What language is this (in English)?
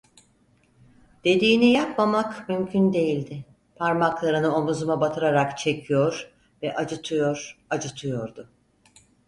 Turkish